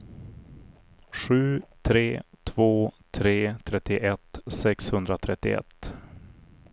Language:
Swedish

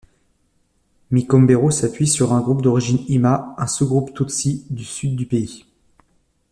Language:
French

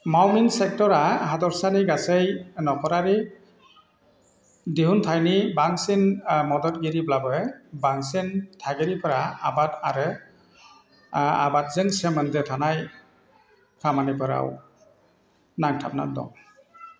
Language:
Bodo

